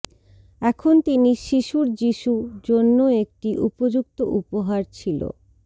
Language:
Bangla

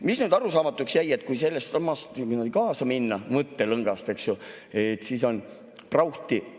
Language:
Estonian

